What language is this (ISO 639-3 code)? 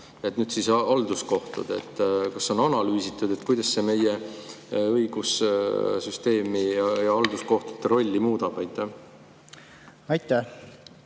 est